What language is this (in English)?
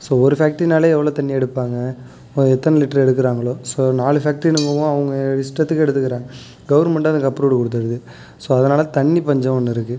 Tamil